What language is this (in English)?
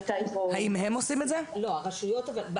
Hebrew